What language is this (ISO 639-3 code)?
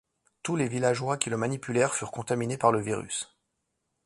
fra